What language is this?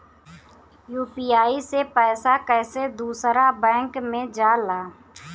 Bhojpuri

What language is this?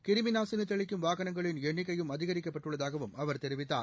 Tamil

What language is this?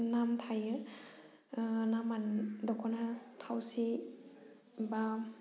Bodo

